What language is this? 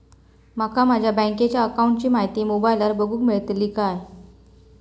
Marathi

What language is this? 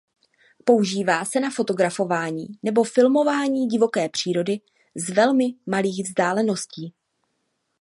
Czech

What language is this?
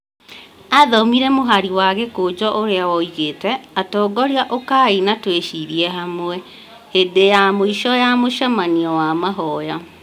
Kikuyu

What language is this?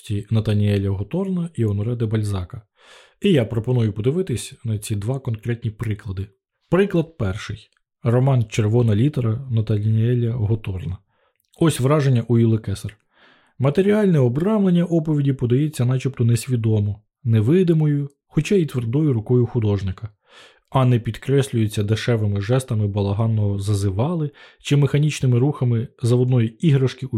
Ukrainian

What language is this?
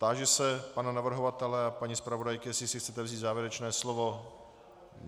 Czech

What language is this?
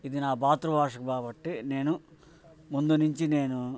Telugu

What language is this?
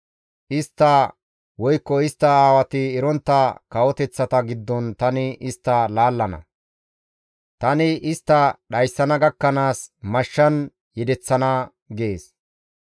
Gamo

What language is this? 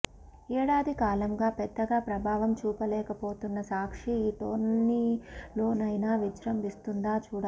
Telugu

